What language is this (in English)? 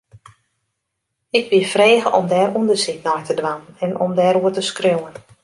Western Frisian